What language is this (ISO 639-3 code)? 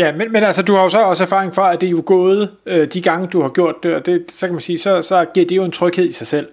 dan